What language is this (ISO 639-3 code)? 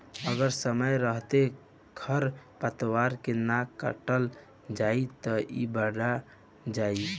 bho